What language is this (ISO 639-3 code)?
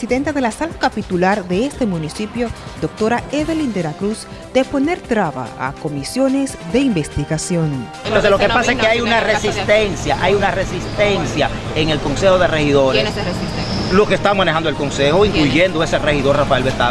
spa